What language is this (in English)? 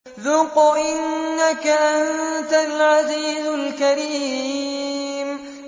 Arabic